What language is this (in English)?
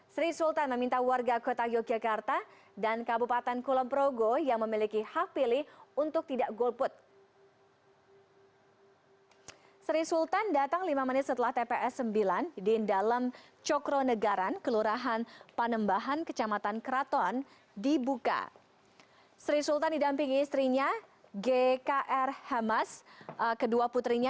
Indonesian